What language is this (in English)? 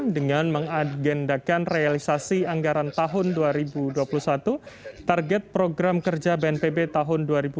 Indonesian